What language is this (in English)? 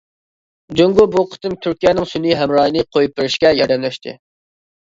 Uyghur